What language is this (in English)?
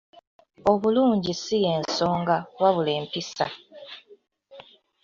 Ganda